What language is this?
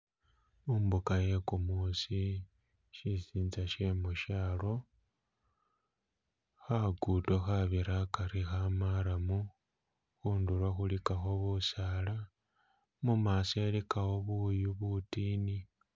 Masaaba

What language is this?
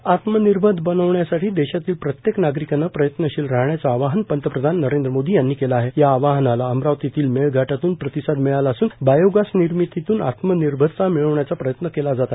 Marathi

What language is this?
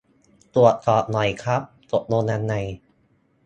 Thai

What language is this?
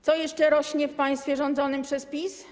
Polish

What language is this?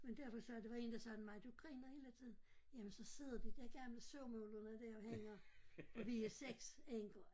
Danish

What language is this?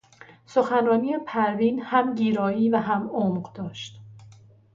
Persian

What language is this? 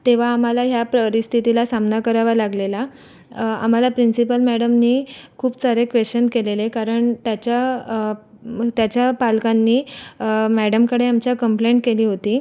Marathi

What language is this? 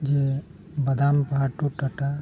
Santali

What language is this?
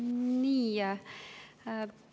Estonian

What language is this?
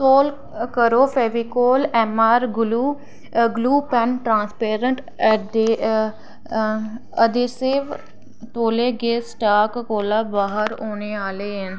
Dogri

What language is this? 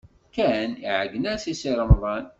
Kabyle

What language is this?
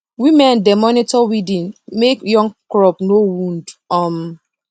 Nigerian Pidgin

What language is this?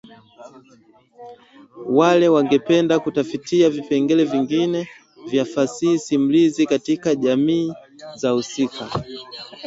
Swahili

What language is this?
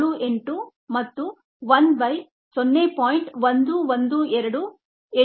Kannada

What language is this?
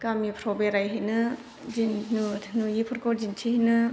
Bodo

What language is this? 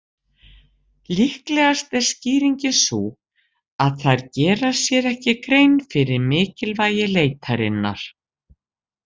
Icelandic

